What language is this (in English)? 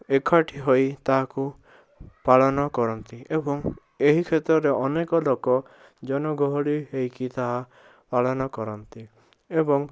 Odia